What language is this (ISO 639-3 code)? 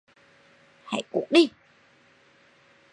vie